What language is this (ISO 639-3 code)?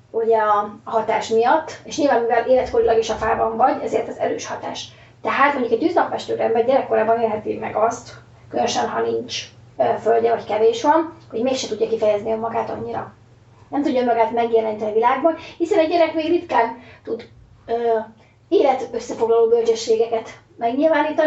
hun